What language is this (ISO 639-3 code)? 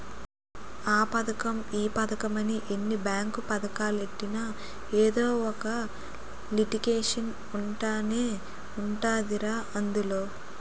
tel